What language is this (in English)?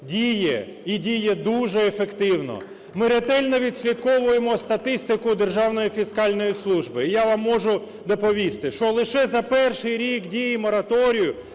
Ukrainian